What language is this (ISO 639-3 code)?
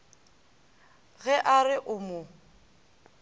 nso